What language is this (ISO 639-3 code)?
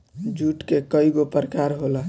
bho